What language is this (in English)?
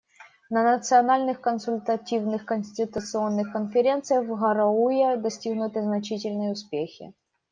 Russian